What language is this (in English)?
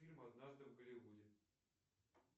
Russian